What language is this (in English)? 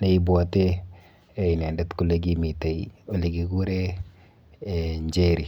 Kalenjin